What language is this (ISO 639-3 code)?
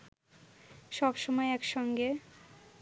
ben